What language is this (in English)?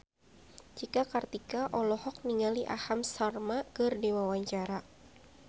Sundanese